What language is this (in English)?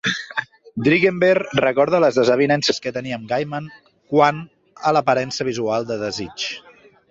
Catalan